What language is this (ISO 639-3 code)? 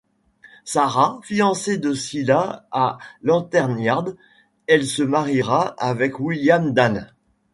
fra